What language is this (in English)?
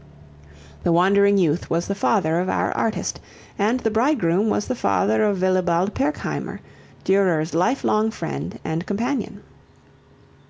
English